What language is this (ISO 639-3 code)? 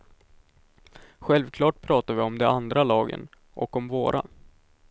swe